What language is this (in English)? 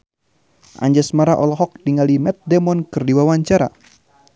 Sundanese